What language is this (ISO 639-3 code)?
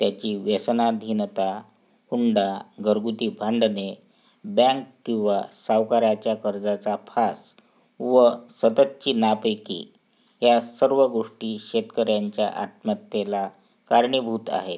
mar